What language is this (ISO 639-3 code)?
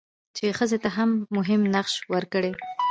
pus